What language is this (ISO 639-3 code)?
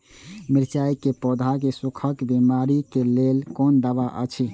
mai